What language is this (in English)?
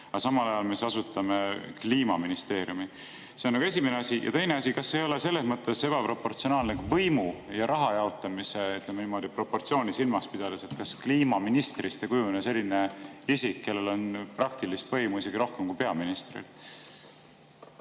Estonian